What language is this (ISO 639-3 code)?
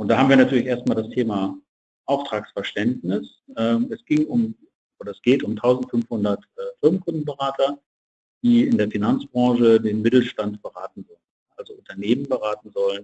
deu